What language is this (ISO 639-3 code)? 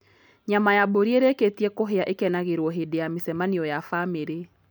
kik